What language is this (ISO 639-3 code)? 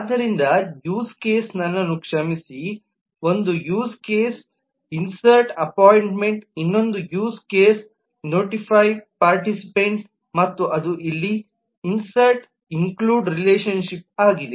kan